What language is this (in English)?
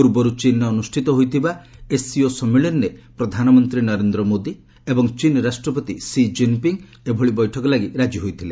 Odia